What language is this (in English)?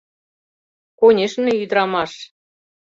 Mari